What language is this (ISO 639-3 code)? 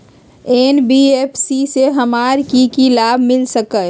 mag